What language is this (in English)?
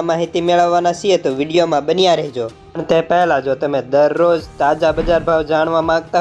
Hindi